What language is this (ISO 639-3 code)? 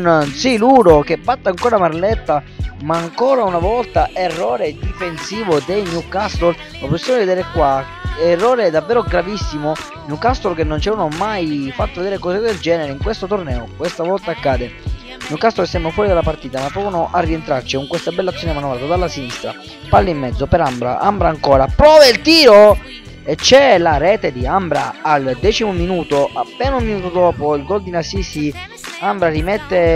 ita